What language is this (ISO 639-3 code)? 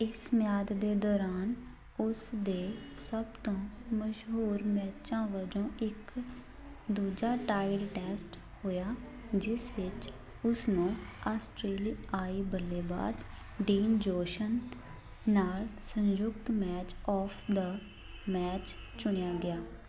pan